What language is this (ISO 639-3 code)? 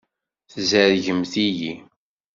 kab